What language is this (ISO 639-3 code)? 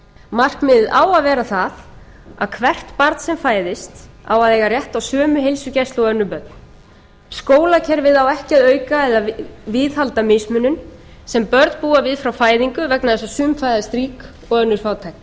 isl